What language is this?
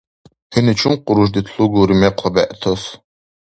Dargwa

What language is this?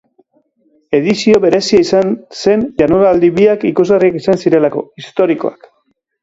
Basque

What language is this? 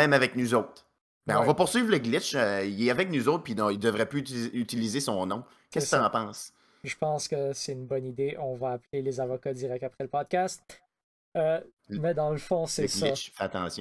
French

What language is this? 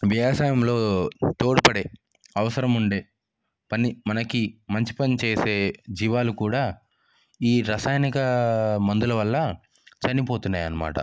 Telugu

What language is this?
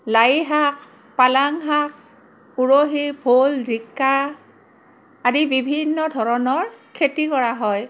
Assamese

